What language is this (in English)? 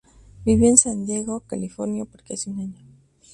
Spanish